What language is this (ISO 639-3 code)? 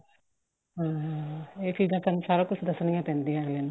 pan